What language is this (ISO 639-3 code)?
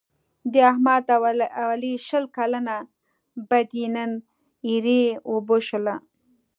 pus